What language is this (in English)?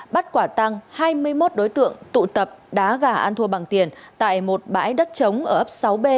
Vietnamese